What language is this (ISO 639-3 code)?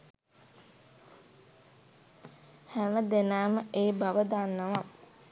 sin